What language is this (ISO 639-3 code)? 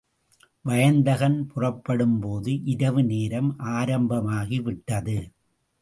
tam